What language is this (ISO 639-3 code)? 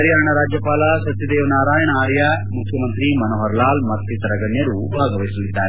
kan